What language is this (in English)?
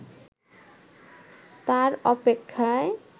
Bangla